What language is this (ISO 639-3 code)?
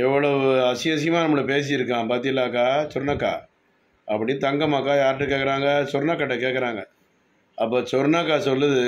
tam